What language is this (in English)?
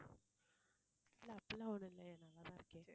Tamil